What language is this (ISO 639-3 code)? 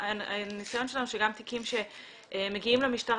heb